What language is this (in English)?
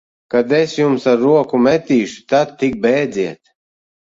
Latvian